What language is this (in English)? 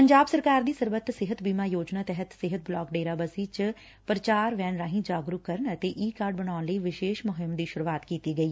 Punjabi